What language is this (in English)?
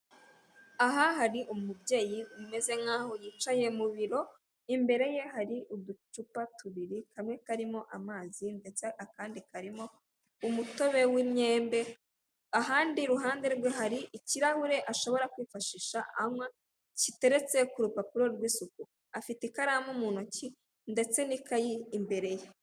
Kinyarwanda